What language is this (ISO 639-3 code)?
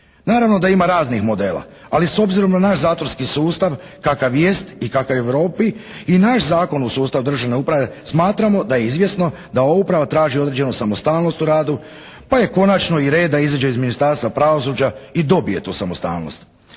hrv